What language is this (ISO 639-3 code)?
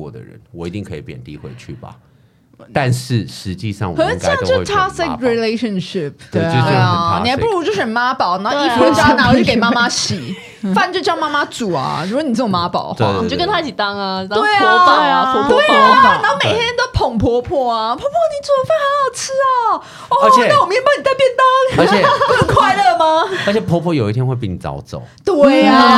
zho